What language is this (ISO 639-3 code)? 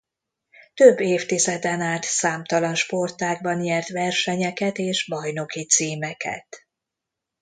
hun